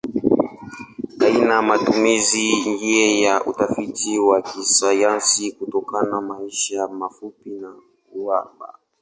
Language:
Swahili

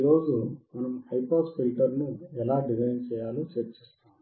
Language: Telugu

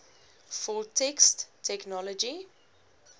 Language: Afrikaans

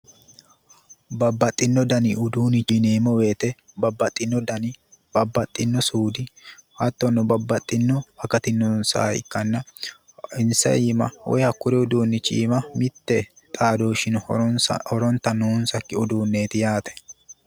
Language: Sidamo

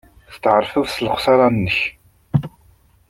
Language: Kabyle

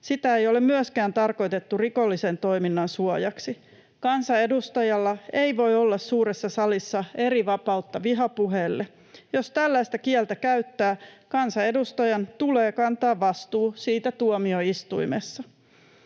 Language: Finnish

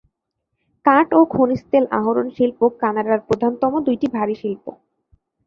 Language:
Bangla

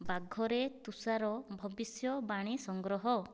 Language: Odia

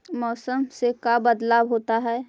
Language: Magahi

